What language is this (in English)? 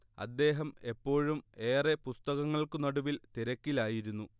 Malayalam